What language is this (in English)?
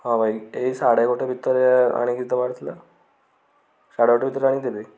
Odia